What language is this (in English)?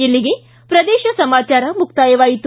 Kannada